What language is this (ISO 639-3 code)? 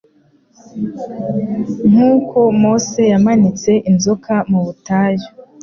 kin